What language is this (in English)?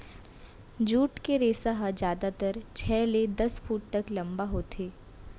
Chhattisgarhi